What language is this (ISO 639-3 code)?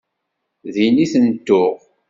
kab